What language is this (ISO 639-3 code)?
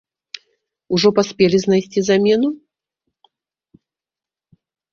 bel